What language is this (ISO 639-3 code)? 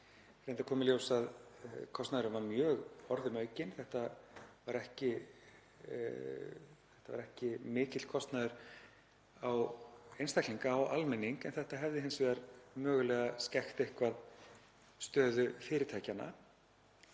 isl